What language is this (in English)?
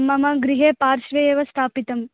Sanskrit